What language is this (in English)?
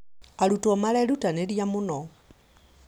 Kikuyu